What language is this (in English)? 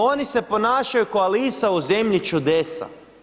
Croatian